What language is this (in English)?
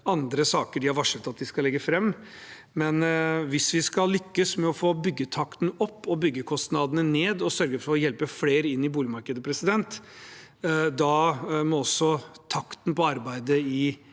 Norwegian